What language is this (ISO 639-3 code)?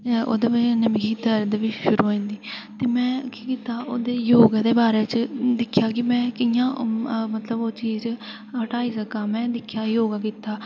doi